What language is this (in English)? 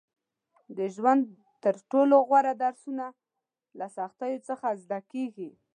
Pashto